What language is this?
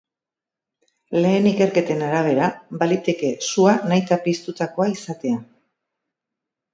Basque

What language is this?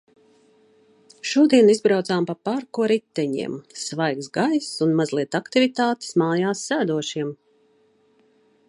Latvian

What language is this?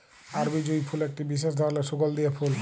Bangla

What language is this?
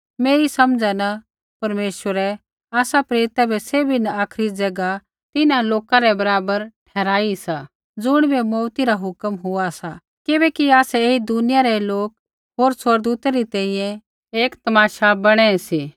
Kullu Pahari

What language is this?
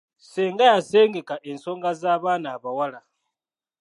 Ganda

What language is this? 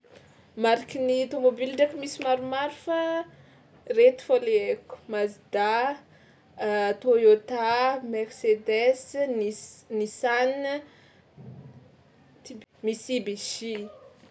Tsimihety Malagasy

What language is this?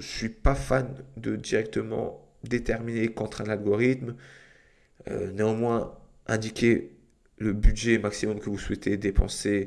French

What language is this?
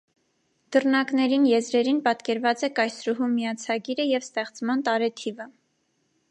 Armenian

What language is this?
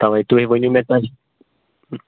Kashmiri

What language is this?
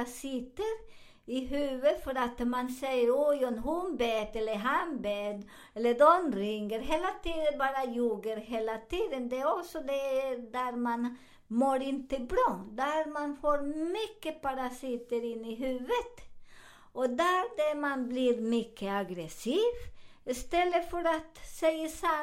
Swedish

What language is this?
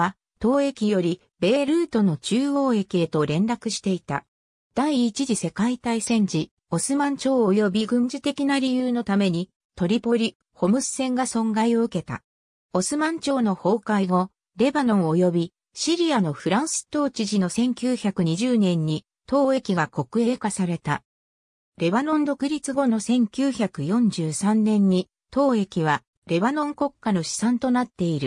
Japanese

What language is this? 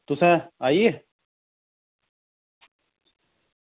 Dogri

